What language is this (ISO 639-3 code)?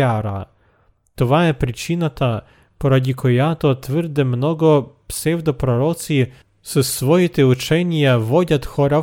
bul